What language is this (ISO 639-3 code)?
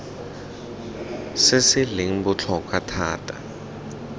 tsn